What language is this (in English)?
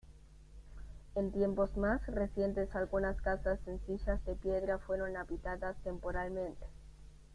Spanish